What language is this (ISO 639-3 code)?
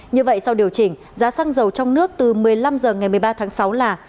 vie